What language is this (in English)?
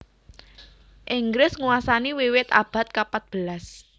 Javanese